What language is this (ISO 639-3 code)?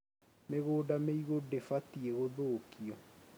kik